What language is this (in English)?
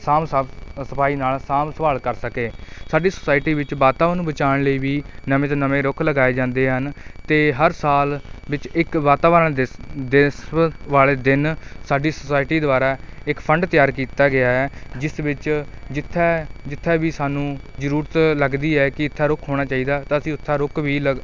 Punjabi